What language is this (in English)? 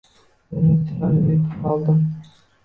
Uzbek